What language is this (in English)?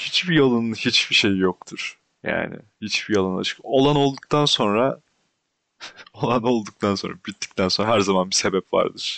Turkish